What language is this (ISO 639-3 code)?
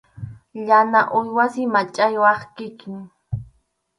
qxu